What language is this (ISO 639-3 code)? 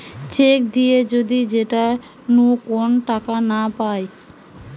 ben